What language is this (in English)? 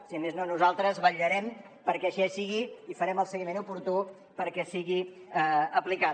Catalan